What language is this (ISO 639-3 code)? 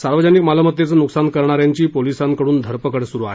mar